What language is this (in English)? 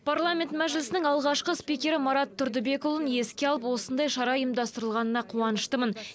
Kazakh